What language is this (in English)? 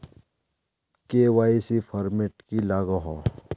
Magahi